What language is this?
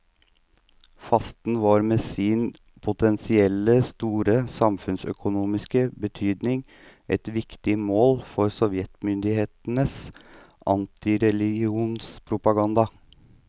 Norwegian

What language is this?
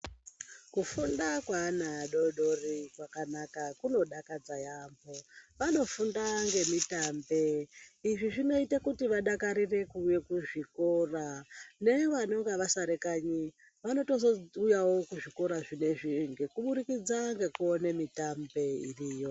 Ndau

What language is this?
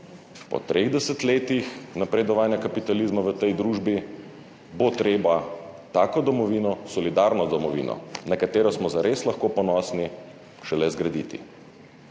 Slovenian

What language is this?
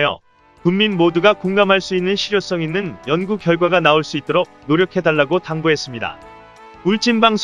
Korean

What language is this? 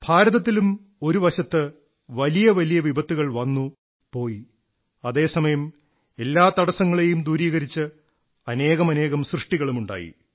Malayalam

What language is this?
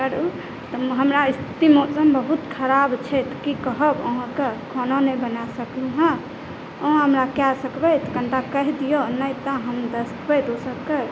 Maithili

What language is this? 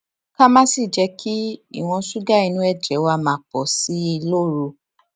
Yoruba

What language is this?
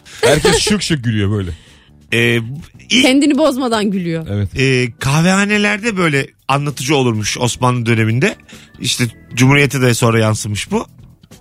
Turkish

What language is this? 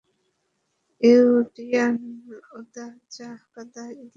Bangla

